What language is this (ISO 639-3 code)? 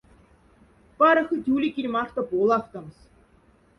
mdf